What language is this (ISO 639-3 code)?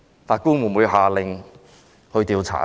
yue